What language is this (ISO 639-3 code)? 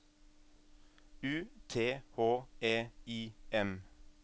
nor